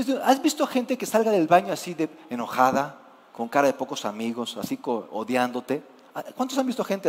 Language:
Spanish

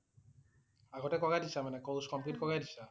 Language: Assamese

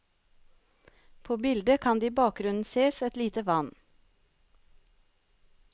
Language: Norwegian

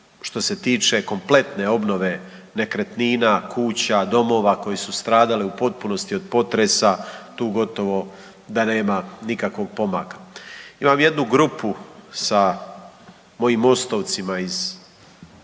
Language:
Croatian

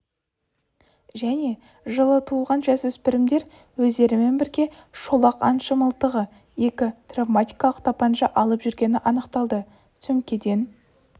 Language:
Kazakh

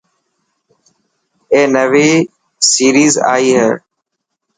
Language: Dhatki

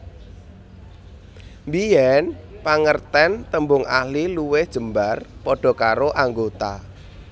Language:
Javanese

